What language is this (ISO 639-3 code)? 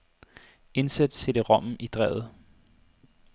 dan